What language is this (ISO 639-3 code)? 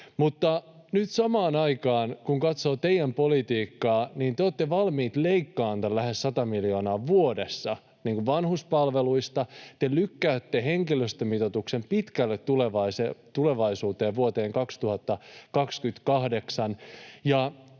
fin